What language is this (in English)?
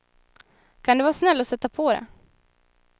Swedish